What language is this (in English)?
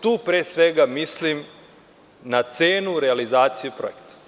Serbian